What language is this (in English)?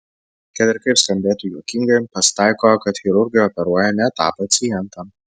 Lithuanian